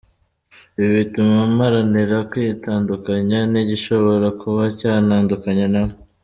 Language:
Kinyarwanda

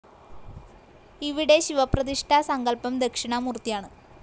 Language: Malayalam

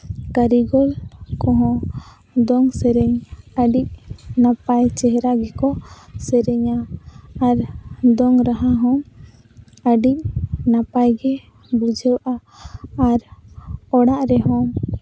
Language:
Santali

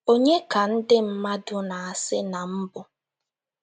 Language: Igbo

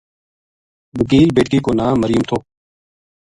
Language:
Gujari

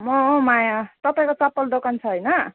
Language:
Nepali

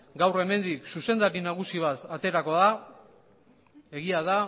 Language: Basque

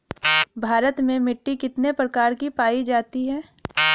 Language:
Bhojpuri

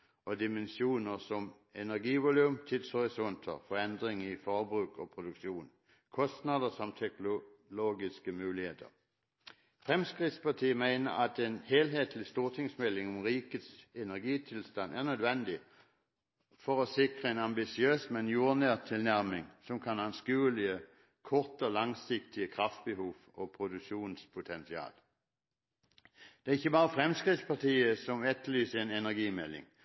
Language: Norwegian Bokmål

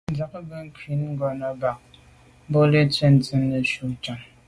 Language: Medumba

